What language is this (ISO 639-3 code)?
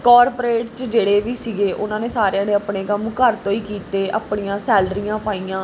pan